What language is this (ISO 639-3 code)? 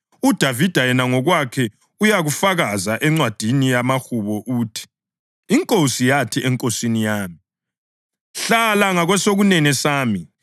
nde